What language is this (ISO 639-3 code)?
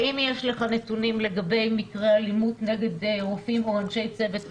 heb